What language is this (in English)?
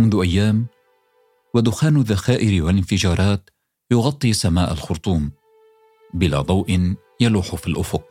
Arabic